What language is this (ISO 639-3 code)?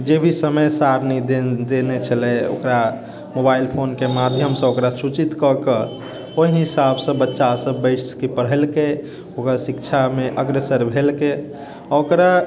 mai